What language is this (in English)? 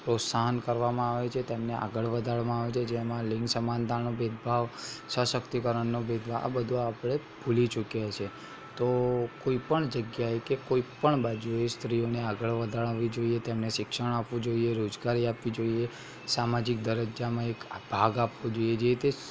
Gujarati